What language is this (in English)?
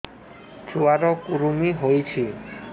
Odia